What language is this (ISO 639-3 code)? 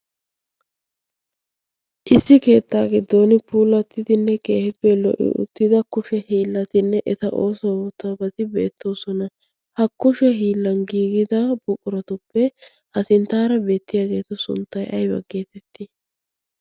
wal